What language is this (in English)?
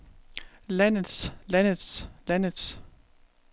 Danish